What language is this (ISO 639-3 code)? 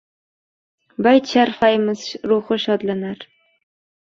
uzb